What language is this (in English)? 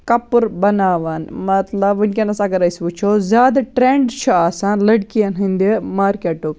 Kashmiri